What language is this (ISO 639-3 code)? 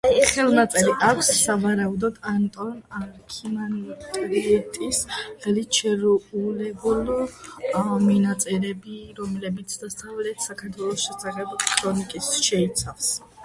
kat